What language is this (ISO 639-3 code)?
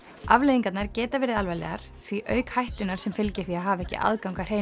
isl